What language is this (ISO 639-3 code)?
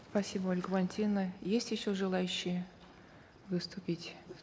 kaz